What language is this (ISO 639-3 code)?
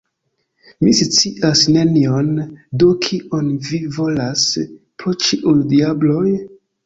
epo